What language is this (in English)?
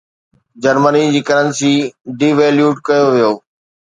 Sindhi